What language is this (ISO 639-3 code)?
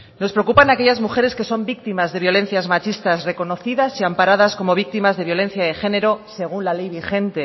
spa